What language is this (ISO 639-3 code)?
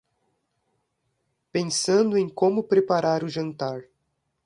por